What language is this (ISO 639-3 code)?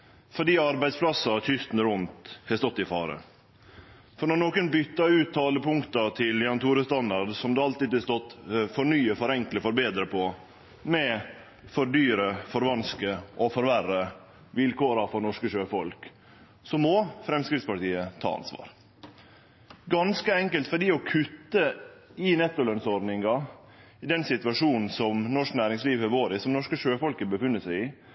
nno